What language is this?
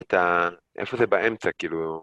Hebrew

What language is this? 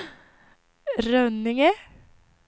Swedish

